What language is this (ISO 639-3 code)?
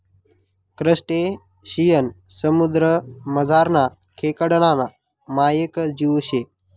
mar